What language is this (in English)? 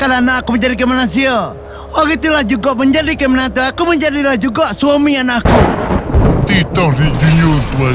Malay